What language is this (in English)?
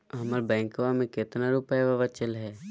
Magahi